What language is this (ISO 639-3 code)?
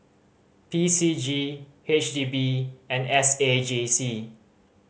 eng